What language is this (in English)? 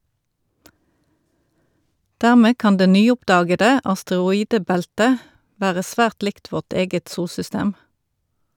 Norwegian